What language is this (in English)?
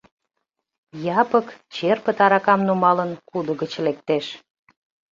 Mari